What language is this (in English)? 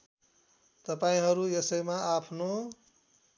Nepali